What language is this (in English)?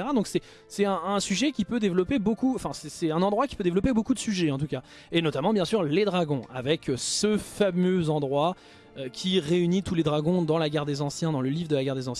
French